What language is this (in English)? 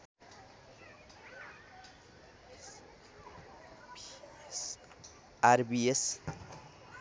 Nepali